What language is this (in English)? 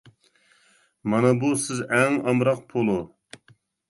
Uyghur